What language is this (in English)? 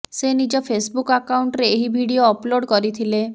Odia